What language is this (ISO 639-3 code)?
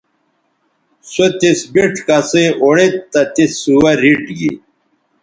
btv